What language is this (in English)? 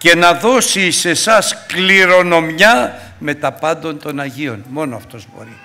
Greek